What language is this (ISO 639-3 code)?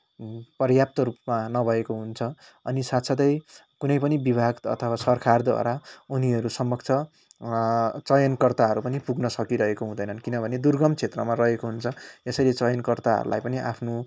nep